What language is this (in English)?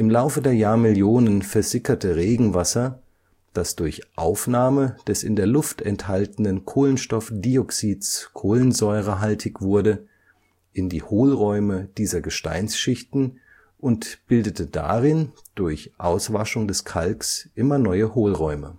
German